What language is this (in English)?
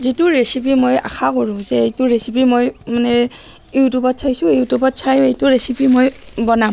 Assamese